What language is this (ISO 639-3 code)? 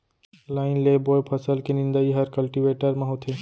hne